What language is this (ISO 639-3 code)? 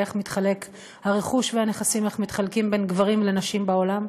heb